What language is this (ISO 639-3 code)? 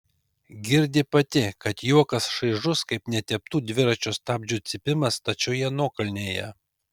lit